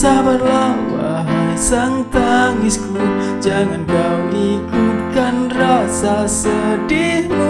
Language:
Indonesian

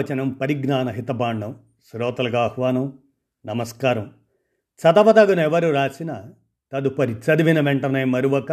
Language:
Telugu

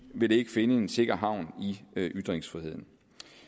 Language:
Danish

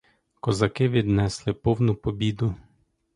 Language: Ukrainian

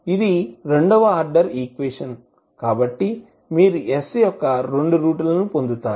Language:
Telugu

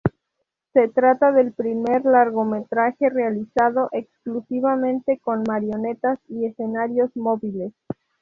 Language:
Spanish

